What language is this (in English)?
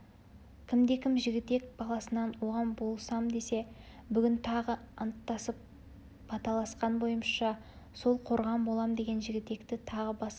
Kazakh